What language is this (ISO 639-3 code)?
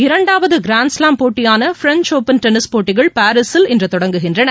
tam